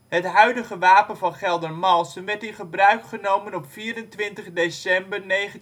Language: Dutch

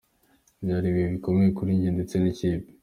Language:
Kinyarwanda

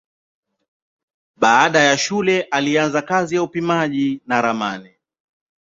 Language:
Swahili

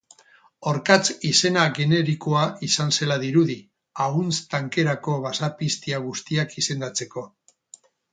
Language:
Basque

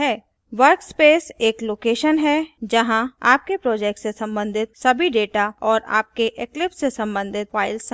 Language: Hindi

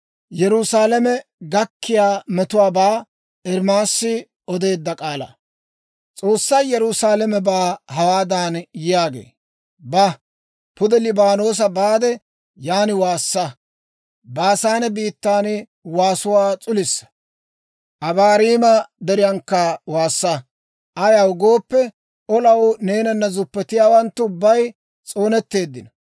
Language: Dawro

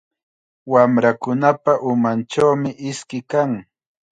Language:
Chiquián Ancash Quechua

